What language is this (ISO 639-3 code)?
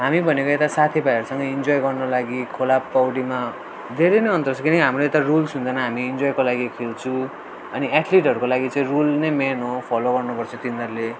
nep